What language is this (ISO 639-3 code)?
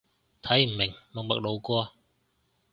yue